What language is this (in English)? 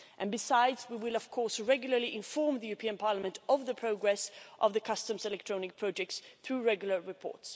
English